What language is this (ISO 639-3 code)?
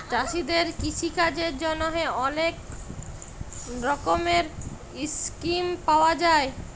ben